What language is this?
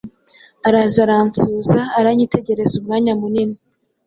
Kinyarwanda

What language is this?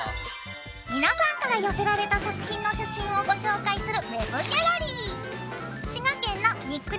Japanese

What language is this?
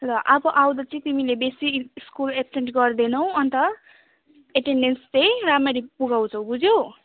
Nepali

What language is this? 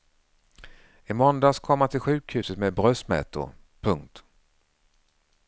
Swedish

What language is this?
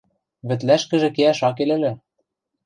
Western Mari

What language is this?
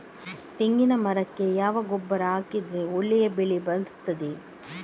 Kannada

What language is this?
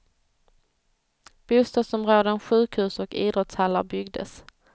Swedish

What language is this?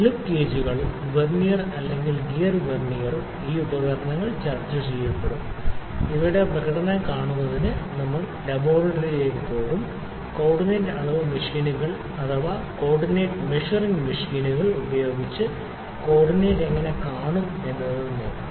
Malayalam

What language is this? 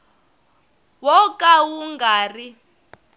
Tsonga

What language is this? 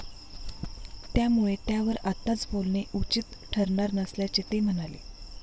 Marathi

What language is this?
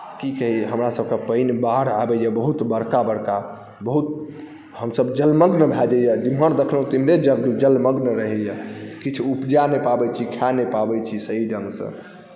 Maithili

